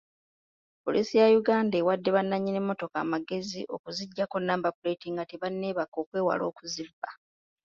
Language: Ganda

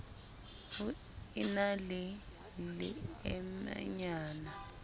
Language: Southern Sotho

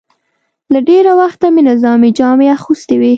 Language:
Pashto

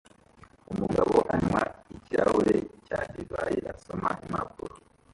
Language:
Kinyarwanda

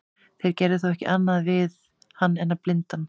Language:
Icelandic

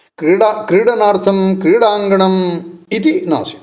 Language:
Sanskrit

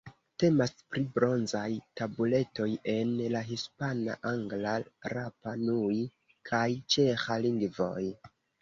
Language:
Esperanto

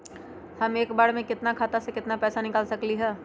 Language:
Magahi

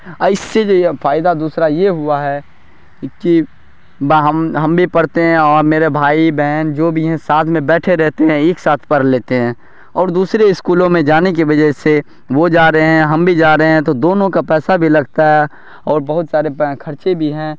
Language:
Urdu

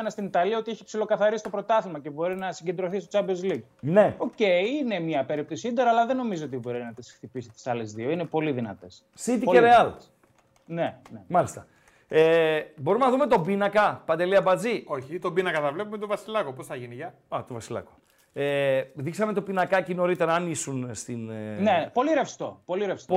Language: Greek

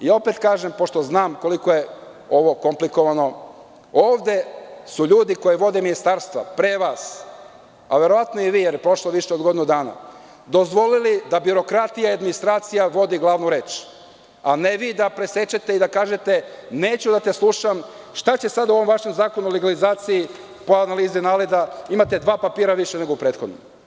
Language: Serbian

